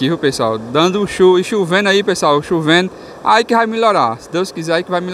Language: Portuguese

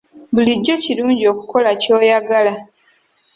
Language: Ganda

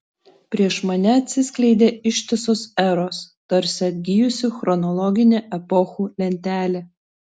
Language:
Lithuanian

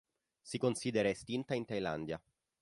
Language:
Italian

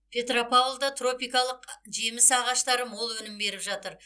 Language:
Kazakh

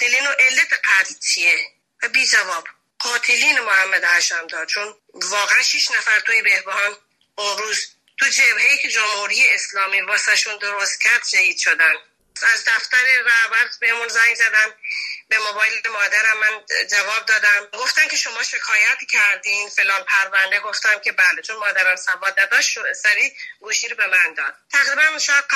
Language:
Persian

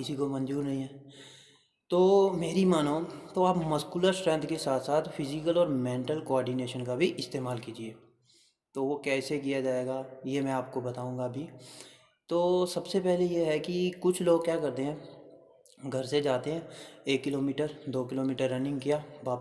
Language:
Hindi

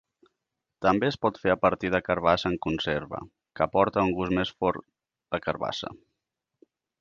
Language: Catalan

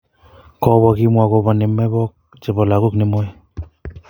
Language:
Kalenjin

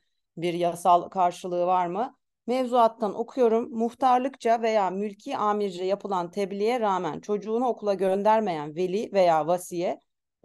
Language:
Turkish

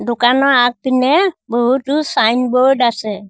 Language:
Assamese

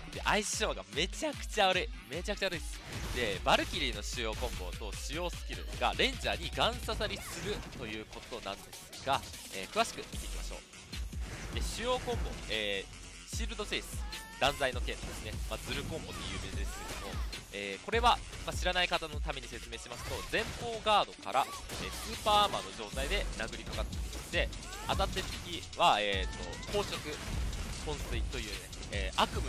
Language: Japanese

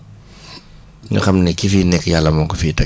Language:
Wolof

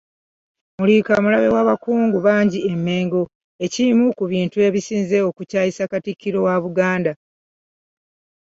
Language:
Ganda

